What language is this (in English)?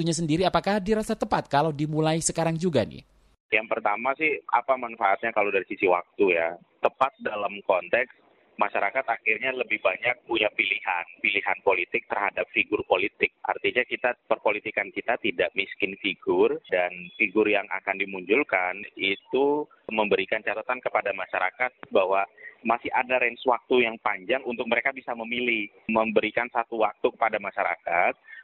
Indonesian